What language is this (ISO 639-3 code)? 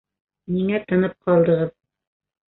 bak